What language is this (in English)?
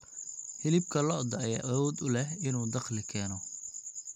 Somali